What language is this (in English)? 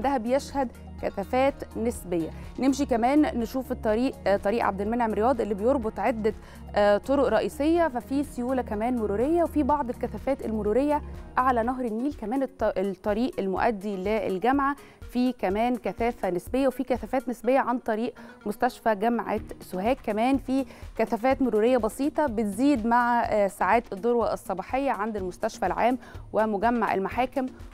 Arabic